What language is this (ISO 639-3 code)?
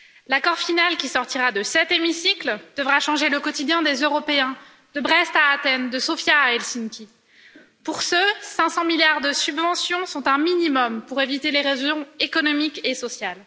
fra